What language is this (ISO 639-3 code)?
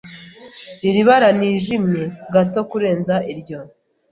kin